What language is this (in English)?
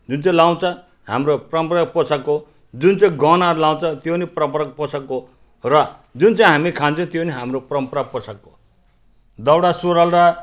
Nepali